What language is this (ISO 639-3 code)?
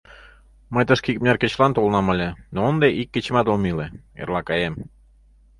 chm